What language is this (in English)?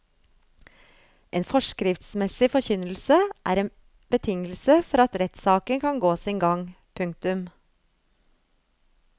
Norwegian